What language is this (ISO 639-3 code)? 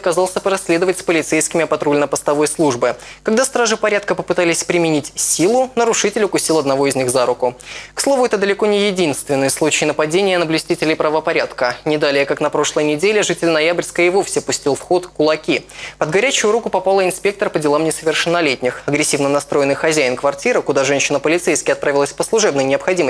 rus